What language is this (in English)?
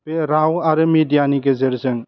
Bodo